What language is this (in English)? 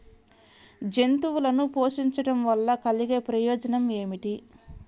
Telugu